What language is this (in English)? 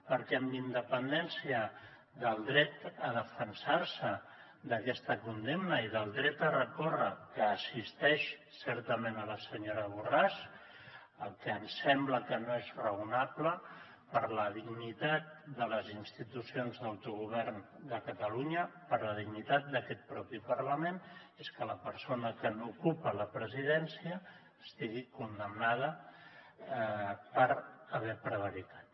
Catalan